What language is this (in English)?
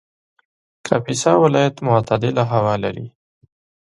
Pashto